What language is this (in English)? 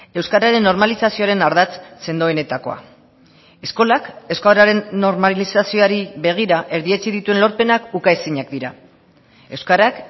Basque